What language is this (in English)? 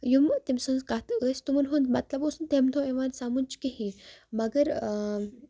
Kashmiri